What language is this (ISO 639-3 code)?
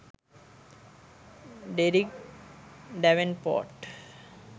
sin